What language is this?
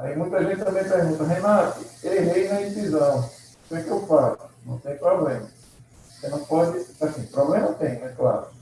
Portuguese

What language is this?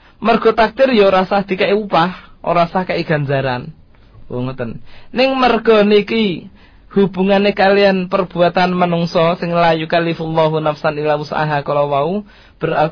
Malay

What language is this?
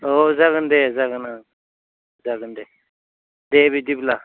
Bodo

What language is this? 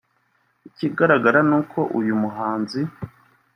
Kinyarwanda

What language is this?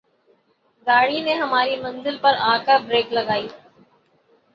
Urdu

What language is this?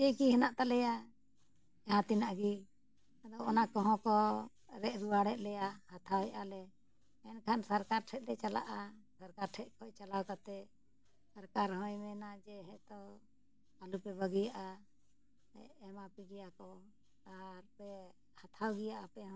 Santali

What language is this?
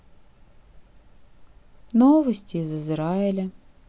Russian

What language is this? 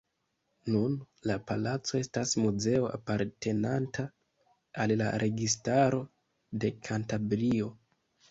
Esperanto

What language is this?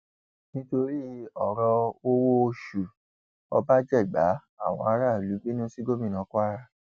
Yoruba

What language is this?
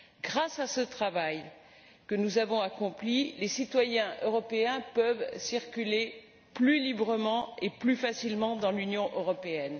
French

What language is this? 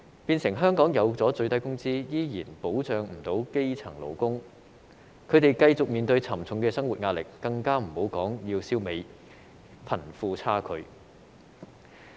Cantonese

